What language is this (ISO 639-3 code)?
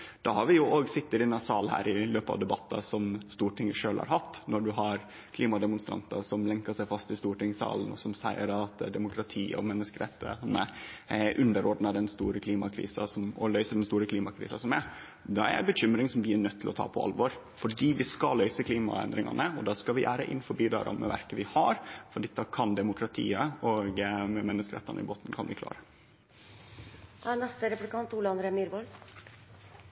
nno